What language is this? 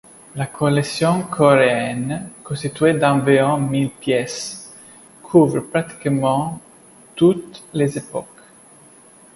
French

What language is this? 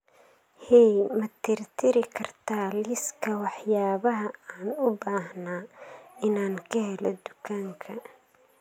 Somali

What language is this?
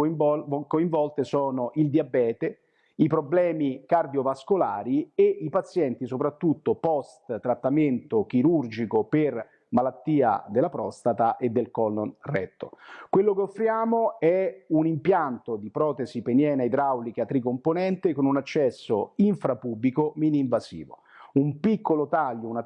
Italian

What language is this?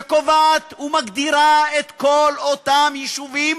Hebrew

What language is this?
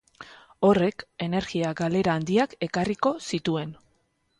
Basque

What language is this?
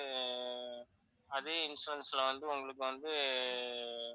Tamil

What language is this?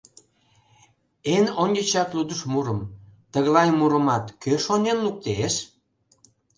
Mari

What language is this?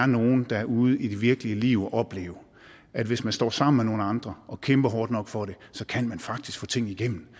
Danish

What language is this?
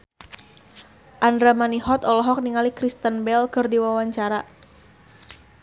Sundanese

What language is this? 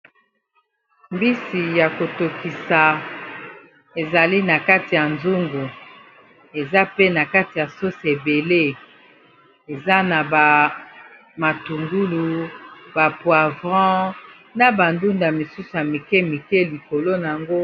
Lingala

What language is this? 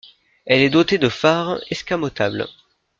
French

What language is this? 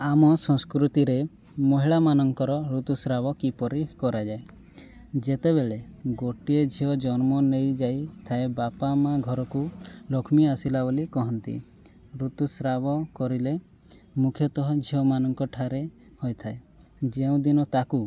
Odia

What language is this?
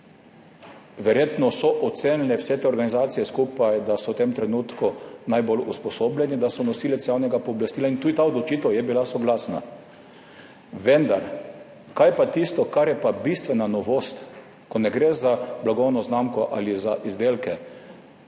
Slovenian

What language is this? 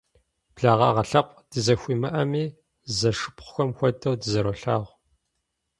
Kabardian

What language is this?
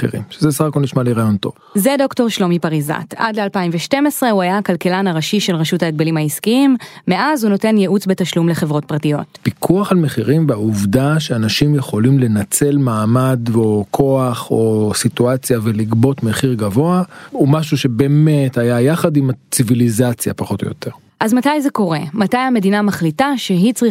Hebrew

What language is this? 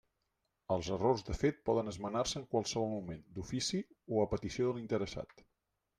Catalan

